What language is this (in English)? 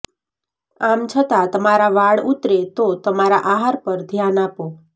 Gujarati